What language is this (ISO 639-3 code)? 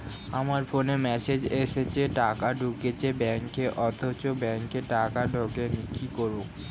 ben